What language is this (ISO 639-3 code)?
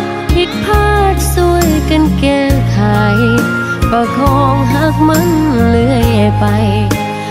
tha